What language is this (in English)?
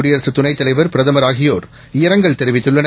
Tamil